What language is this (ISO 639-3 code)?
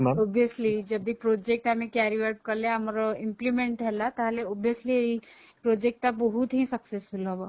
ori